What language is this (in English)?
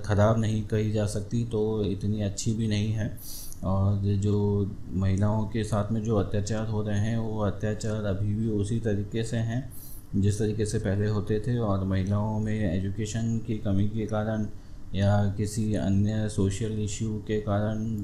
Hindi